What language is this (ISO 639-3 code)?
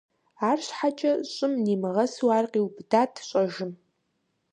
kbd